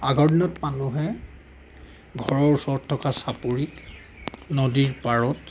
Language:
Assamese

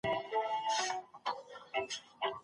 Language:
Pashto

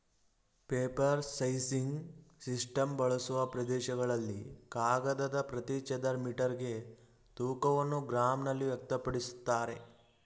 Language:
Kannada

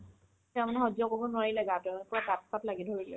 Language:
Assamese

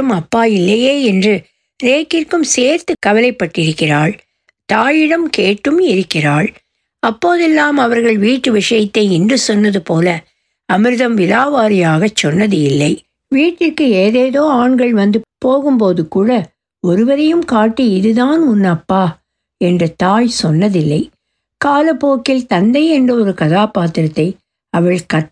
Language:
Tamil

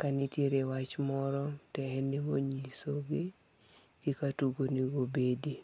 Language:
Luo (Kenya and Tanzania)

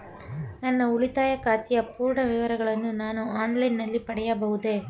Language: Kannada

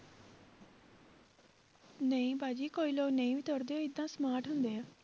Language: Punjabi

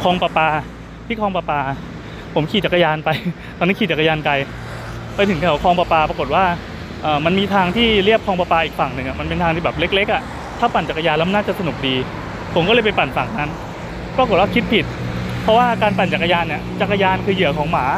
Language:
Thai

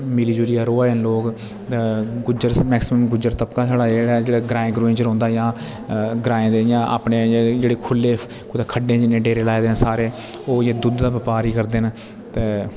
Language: Dogri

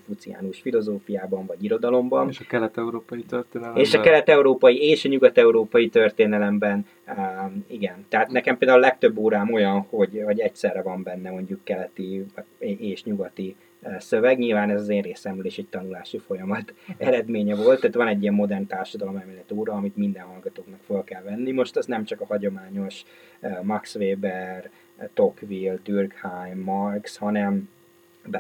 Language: Hungarian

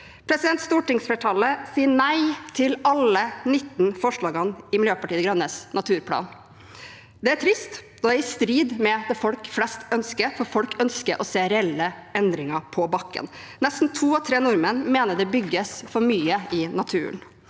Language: Norwegian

